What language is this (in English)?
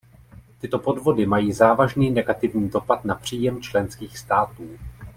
Czech